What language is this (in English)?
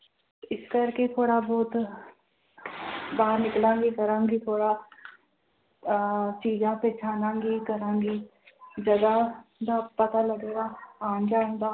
Punjabi